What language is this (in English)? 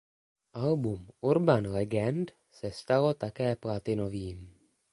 Czech